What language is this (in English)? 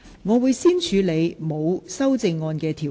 Cantonese